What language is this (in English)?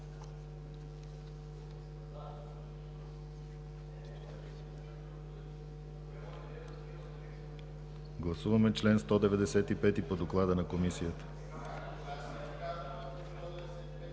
Bulgarian